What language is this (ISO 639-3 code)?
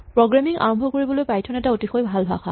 asm